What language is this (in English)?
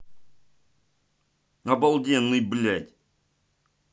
Russian